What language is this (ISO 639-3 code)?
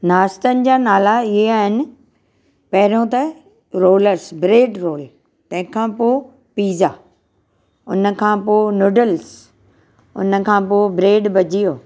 snd